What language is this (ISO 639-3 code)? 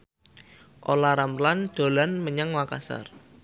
jav